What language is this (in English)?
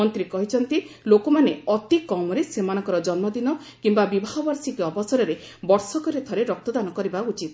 Odia